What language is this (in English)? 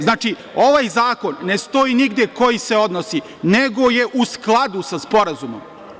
Serbian